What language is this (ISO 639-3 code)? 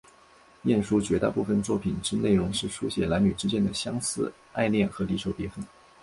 zho